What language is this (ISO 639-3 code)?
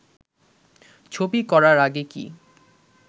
ben